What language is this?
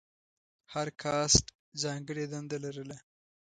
Pashto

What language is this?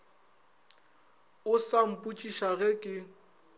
Northern Sotho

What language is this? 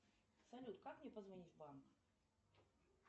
Russian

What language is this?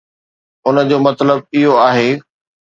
Sindhi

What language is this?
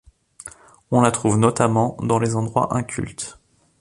French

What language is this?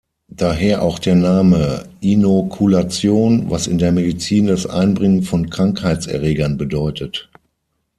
German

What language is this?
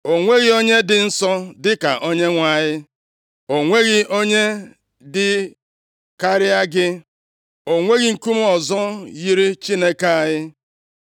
Igbo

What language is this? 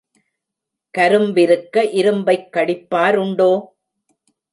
Tamil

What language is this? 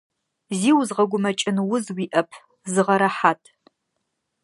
Adyghe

